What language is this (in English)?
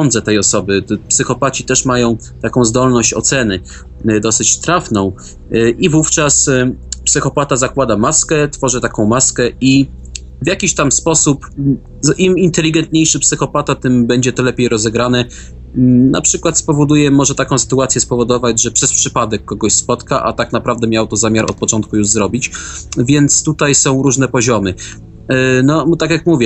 Polish